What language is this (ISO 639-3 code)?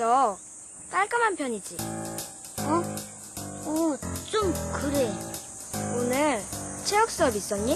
kor